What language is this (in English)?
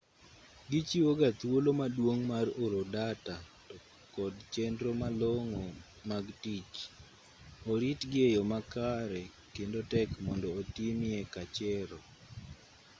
Luo (Kenya and Tanzania)